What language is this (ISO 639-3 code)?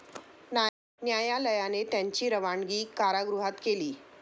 mar